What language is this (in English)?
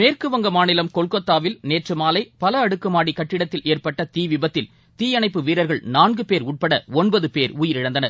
Tamil